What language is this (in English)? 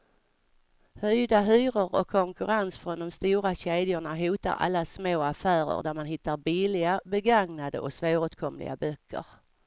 Swedish